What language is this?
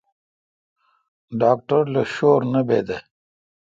Kalkoti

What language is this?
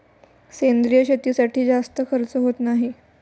Marathi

